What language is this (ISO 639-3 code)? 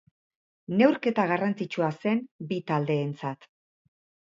eus